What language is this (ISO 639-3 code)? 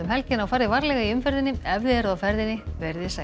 isl